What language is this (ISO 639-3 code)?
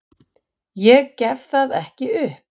isl